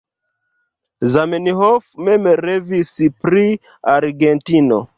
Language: Esperanto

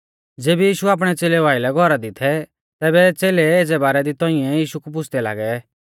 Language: Mahasu Pahari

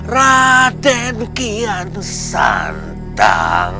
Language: Indonesian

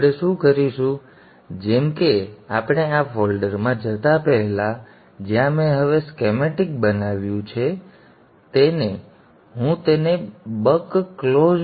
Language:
Gujarati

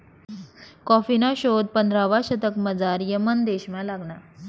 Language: Marathi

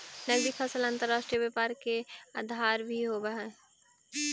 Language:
Magahi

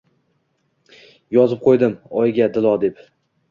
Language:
Uzbek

